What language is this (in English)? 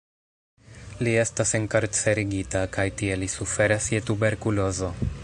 Esperanto